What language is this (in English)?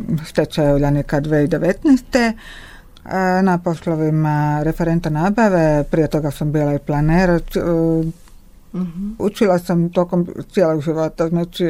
Croatian